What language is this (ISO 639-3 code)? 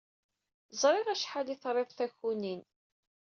kab